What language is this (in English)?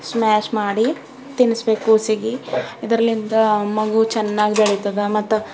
Kannada